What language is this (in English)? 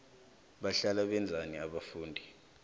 South Ndebele